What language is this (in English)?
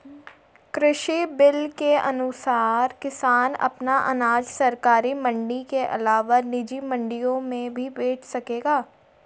Hindi